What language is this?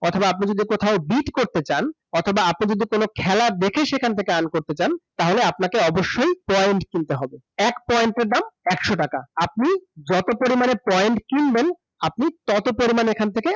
Bangla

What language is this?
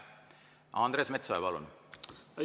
Estonian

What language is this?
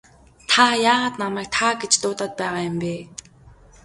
Mongolian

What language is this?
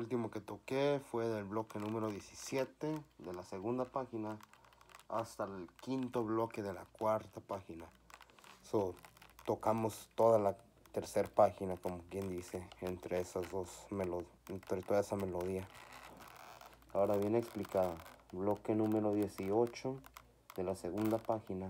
Spanish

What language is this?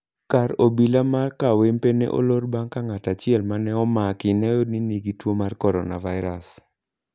Luo (Kenya and Tanzania)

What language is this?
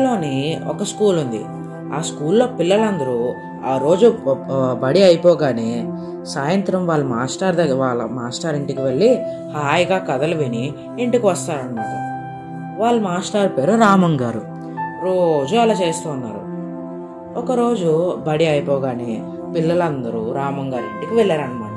Telugu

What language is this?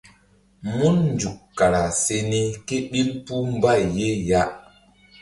Mbum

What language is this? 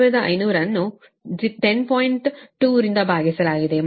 Kannada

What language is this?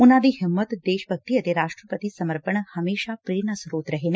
Punjabi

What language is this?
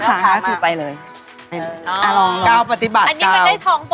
Thai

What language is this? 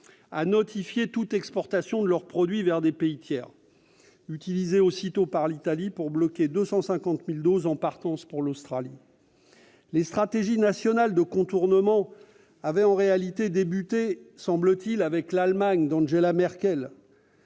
French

